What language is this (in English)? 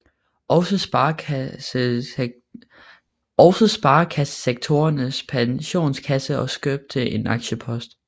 Danish